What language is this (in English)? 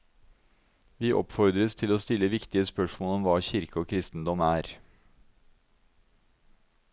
Norwegian